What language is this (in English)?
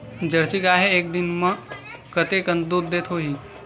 Chhattisgarhi